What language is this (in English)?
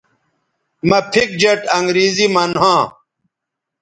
Bateri